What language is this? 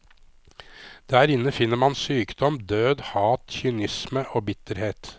Norwegian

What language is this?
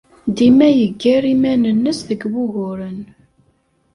Kabyle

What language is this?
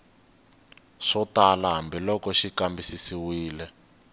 Tsonga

